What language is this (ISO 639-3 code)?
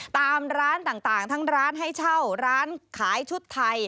tha